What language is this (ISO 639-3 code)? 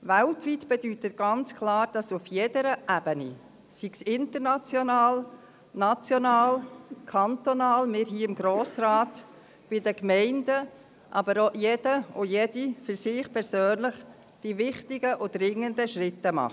gsw